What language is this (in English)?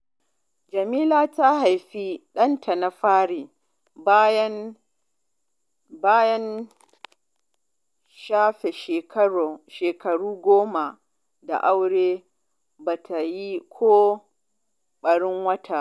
Hausa